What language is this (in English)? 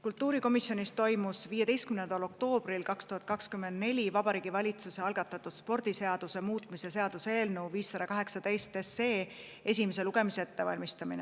Estonian